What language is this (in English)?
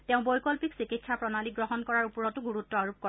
Assamese